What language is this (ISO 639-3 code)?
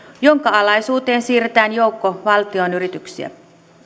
fin